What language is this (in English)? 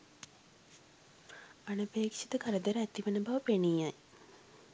Sinhala